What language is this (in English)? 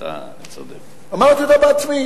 Hebrew